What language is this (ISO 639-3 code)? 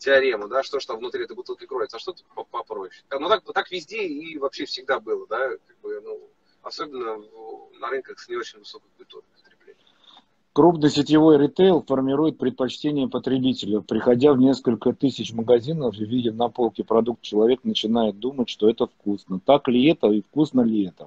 rus